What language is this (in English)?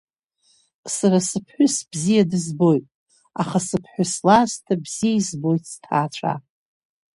Abkhazian